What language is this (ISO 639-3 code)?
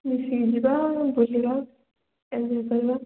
ori